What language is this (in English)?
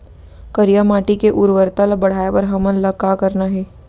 Chhattisgarhi